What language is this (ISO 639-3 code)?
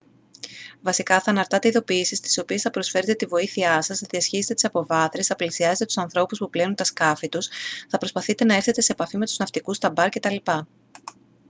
ell